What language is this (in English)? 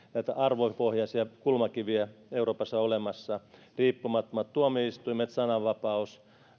Finnish